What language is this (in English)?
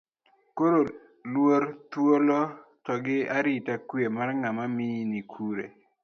Luo (Kenya and Tanzania)